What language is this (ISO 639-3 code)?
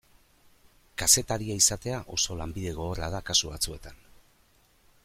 eus